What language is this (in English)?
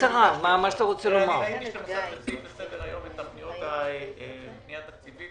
Hebrew